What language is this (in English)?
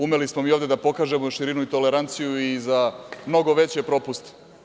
Serbian